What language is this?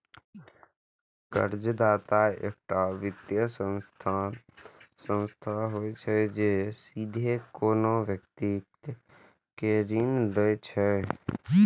Maithili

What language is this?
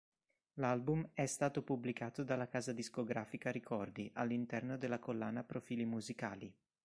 Italian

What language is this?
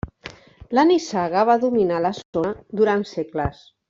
Catalan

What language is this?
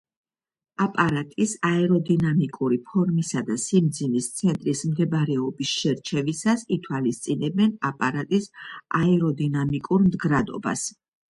Georgian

